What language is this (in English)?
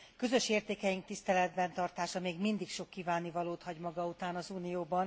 Hungarian